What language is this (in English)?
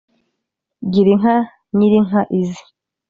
Kinyarwanda